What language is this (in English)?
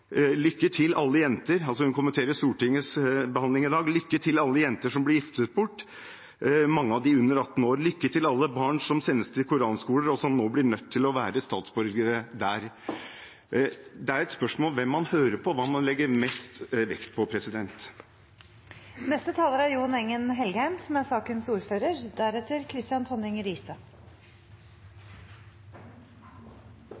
Norwegian Bokmål